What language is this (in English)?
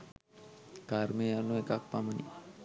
Sinhala